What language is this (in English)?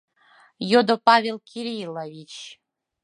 Mari